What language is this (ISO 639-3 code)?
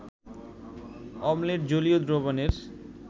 ben